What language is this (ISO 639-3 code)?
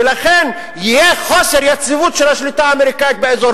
heb